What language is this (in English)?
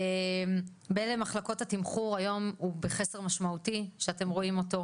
Hebrew